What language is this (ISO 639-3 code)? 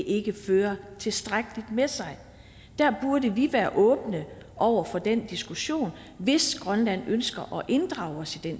dan